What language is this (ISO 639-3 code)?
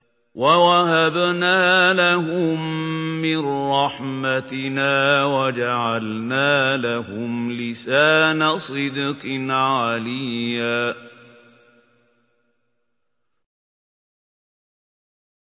ara